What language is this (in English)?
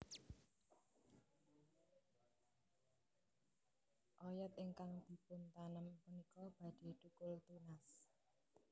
Javanese